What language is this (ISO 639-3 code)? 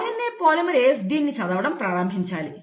tel